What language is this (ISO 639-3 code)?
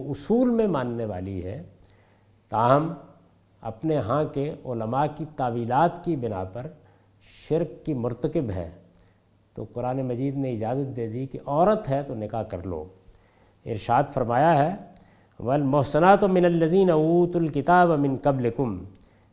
urd